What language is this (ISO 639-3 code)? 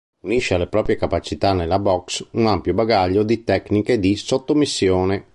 ita